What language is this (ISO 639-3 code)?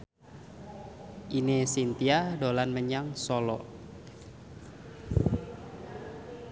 jav